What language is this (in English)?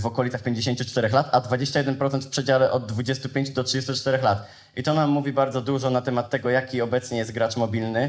Polish